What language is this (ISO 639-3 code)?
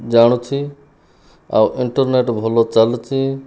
ori